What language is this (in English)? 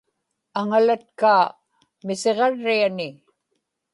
Inupiaq